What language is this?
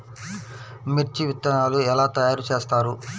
Telugu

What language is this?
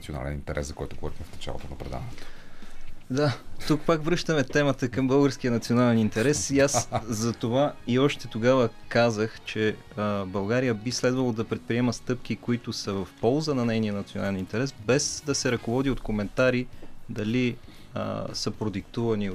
Bulgarian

